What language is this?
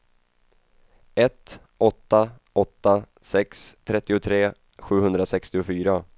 Swedish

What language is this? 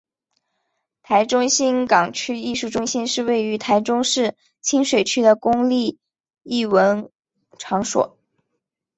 Chinese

